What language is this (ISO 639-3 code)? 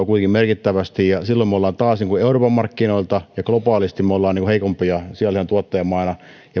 fin